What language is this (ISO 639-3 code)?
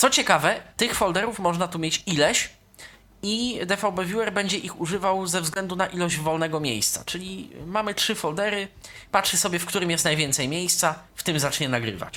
pol